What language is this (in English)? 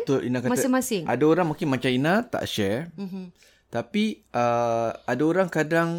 Malay